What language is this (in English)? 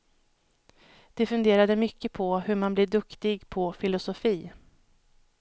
Swedish